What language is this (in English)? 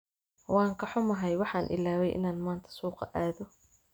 Somali